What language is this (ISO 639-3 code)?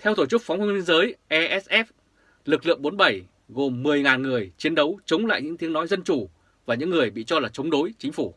vie